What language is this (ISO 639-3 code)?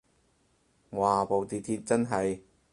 yue